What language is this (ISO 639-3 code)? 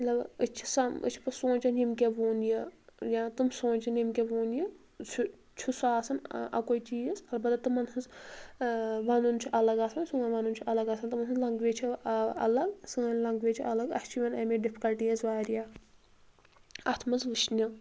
kas